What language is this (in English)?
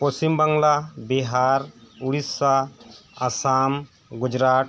Santali